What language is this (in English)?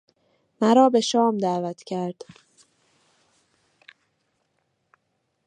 Persian